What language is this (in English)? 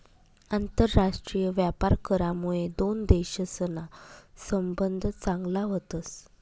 Marathi